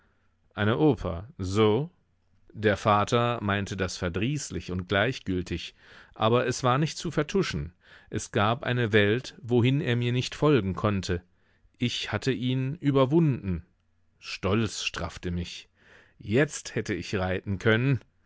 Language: German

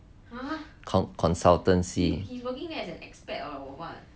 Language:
English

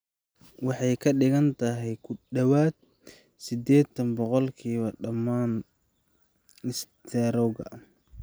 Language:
Somali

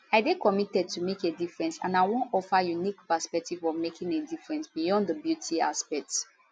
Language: Nigerian Pidgin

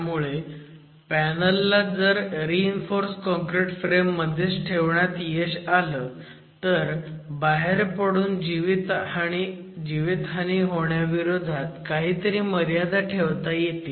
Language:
Marathi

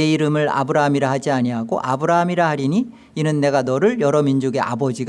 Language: Korean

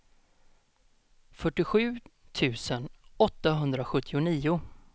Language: Swedish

